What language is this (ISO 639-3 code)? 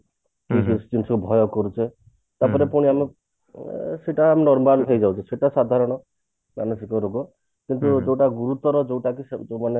ori